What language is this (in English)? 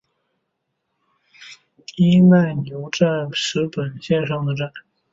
Chinese